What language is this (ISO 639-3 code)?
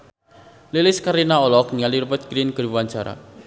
sun